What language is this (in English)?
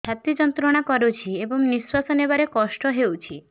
Odia